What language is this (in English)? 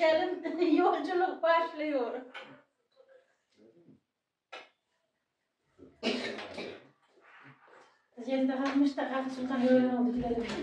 Turkish